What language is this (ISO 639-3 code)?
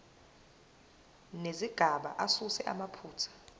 zul